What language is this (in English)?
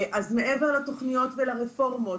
Hebrew